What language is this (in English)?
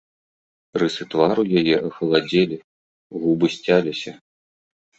Belarusian